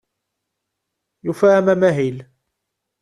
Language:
Kabyle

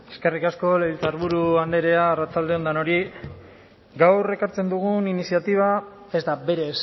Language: Basque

